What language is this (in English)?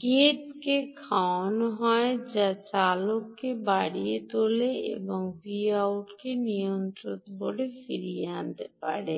Bangla